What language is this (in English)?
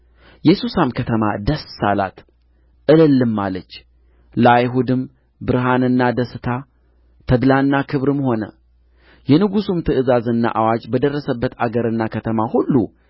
Amharic